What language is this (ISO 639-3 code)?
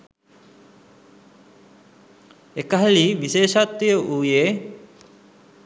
sin